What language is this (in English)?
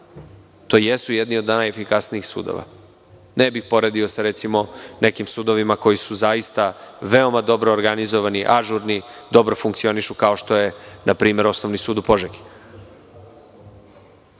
Serbian